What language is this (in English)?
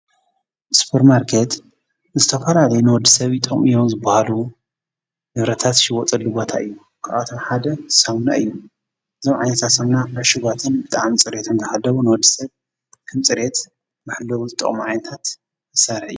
Tigrinya